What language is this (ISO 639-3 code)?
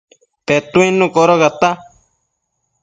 mcf